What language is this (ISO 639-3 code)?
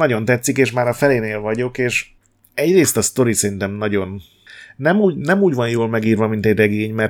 hun